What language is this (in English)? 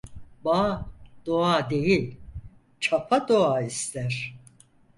Turkish